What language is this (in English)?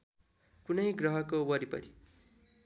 Nepali